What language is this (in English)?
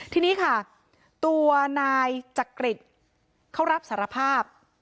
Thai